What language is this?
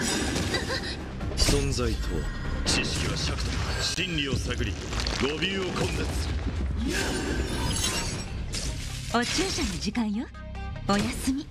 Japanese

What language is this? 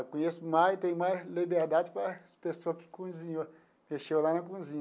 Portuguese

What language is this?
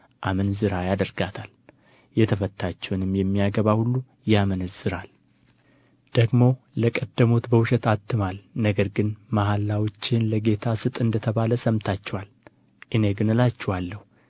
Amharic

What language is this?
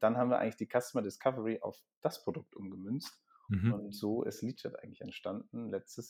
German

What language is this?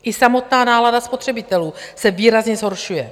Czech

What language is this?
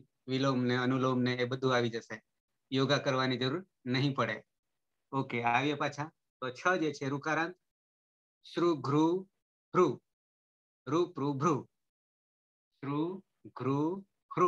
Indonesian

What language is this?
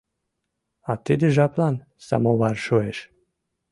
Mari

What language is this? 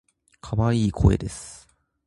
Japanese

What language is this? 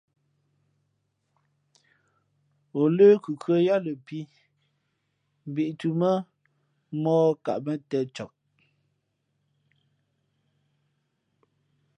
Fe'fe'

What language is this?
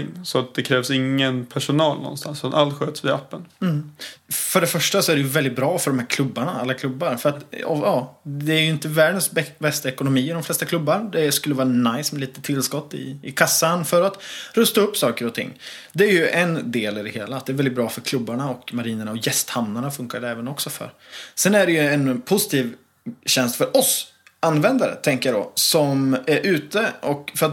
Swedish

